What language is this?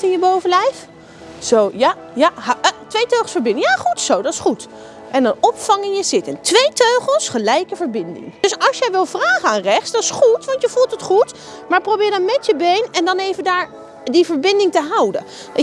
Dutch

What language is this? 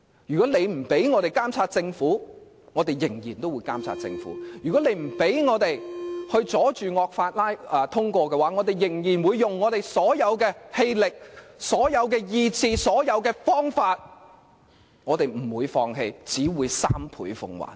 Cantonese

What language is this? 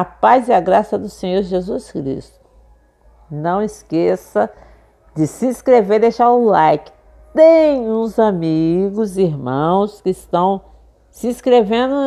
Portuguese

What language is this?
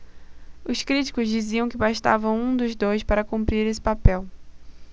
Portuguese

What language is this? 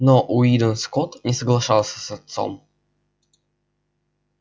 Russian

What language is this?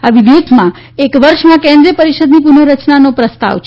Gujarati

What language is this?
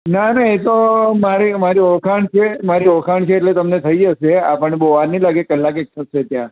Gujarati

